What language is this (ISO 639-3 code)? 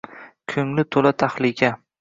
uzb